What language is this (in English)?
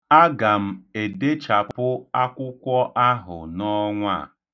Igbo